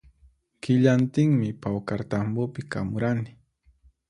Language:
Puno Quechua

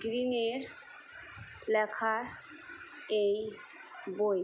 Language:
Bangla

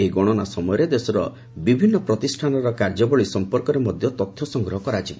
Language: Odia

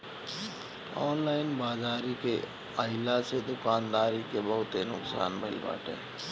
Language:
Bhojpuri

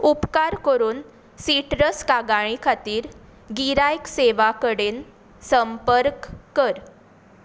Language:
Konkani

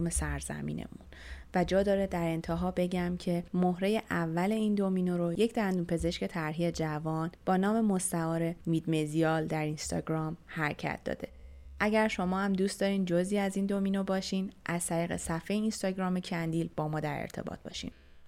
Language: Persian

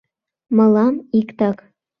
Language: Mari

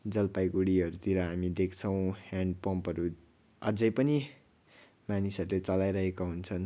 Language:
Nepali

